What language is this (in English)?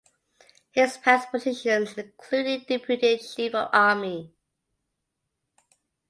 English